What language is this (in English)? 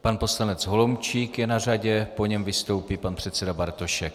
Czech